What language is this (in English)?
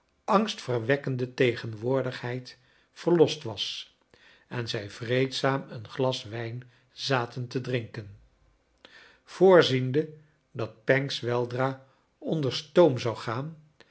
Dutch